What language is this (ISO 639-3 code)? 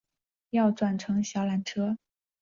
zho